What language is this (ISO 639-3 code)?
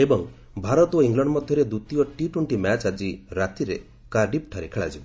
ori